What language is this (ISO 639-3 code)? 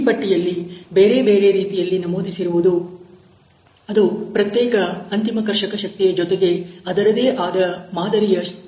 kan